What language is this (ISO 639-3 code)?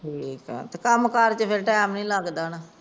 pan